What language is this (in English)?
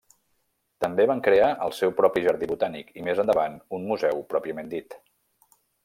Catalan